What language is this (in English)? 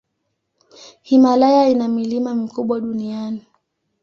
Swahili